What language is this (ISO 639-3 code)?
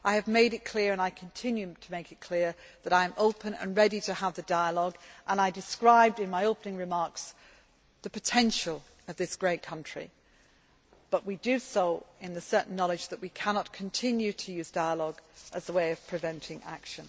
eng